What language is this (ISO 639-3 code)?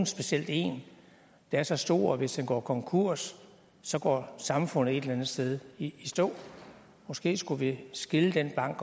dan